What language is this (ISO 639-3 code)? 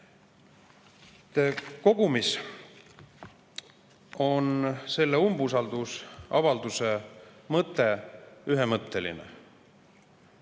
est